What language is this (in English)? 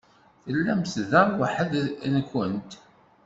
Kabyle